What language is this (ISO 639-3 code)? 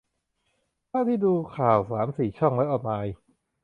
tha